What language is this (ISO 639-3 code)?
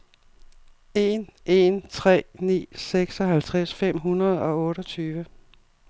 dan